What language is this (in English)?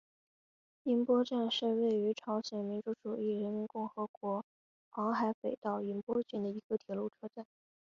Chinese